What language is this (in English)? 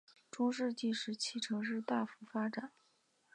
Chinese